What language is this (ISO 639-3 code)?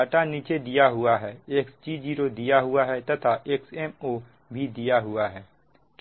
hin